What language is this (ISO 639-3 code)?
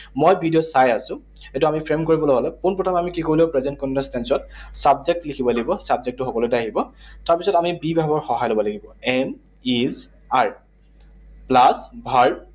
asm